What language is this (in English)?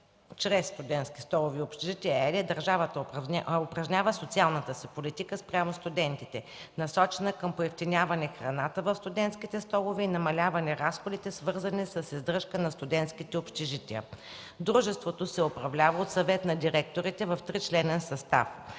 Bulgarian